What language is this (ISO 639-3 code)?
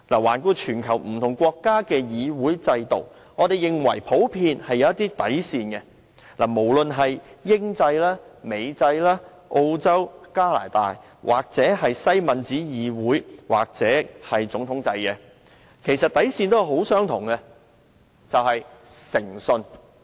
yue